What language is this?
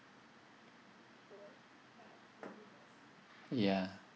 English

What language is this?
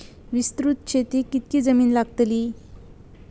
Marathi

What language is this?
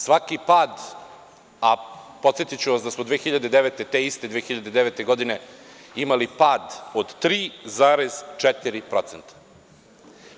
Serbian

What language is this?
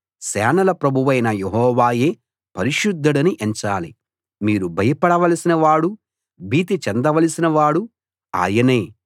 Telugu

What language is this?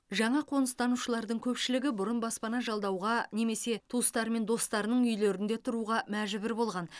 Kazakh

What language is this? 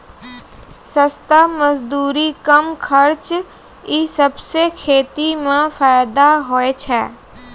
Maithili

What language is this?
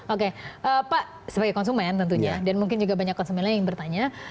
Indonesian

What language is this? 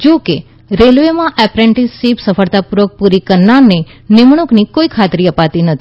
Gujarati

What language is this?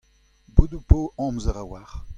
Breton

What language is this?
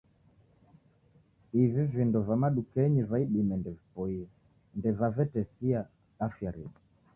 Taita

